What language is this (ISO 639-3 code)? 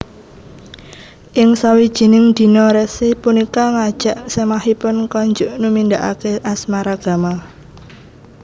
jav